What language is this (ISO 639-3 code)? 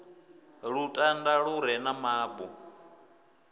ven